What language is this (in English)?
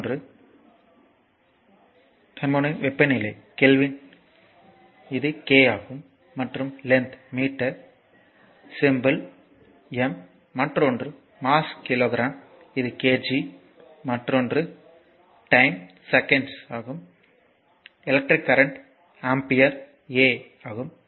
Tamil